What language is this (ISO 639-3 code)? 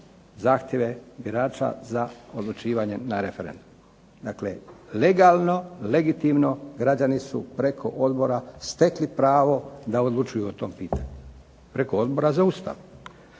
hrv